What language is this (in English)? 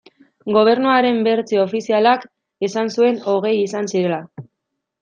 Basque